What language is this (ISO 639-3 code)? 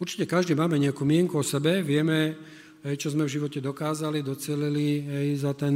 slk